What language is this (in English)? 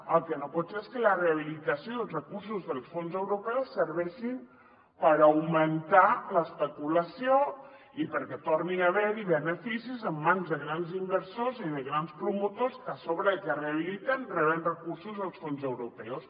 Catalan